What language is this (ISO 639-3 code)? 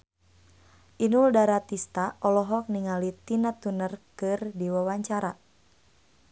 sun